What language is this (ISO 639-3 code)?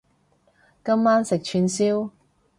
yue